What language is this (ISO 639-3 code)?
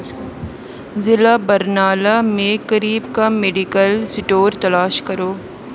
urd